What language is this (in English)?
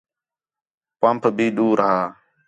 Khetrani